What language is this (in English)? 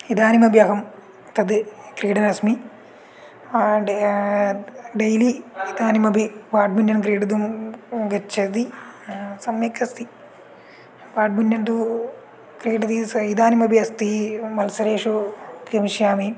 Sanskrit